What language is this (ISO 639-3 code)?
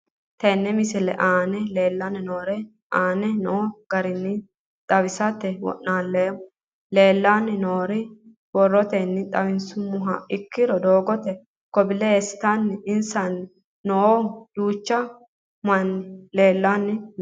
sid